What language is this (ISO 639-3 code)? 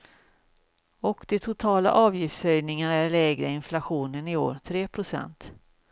swe